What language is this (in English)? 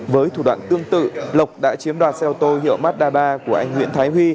Vietnamese